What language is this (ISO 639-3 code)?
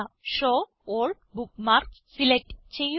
mal